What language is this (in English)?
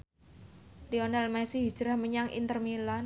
Javanese